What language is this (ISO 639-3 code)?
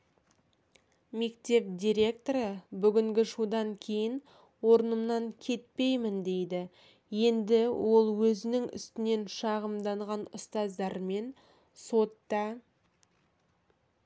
kaz